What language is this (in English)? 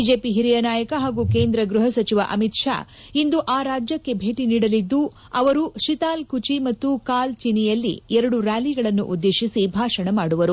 Kannada